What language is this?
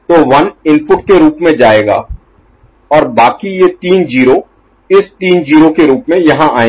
Hindi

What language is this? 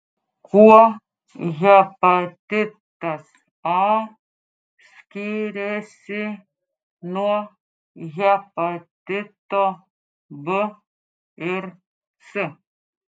Lithuanian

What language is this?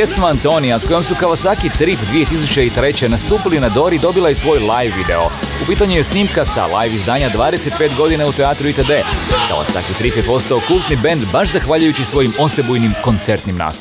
Croatian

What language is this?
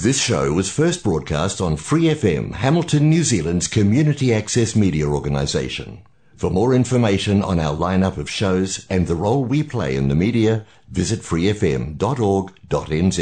Korean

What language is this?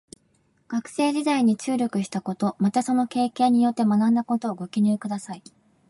Japanese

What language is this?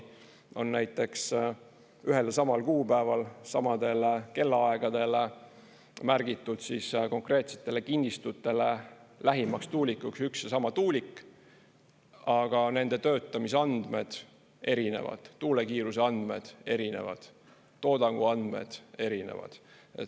Estonian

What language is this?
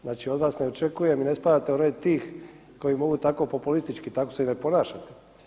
Croatian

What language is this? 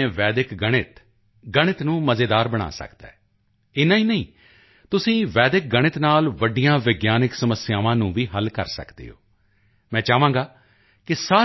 Punjabi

